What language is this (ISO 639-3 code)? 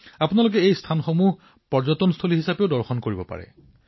asm